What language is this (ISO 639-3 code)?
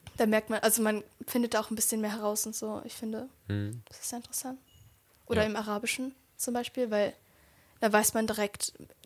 deu